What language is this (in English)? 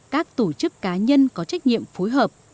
Vietnamese